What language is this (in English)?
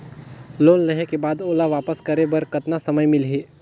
Chhattisgarhi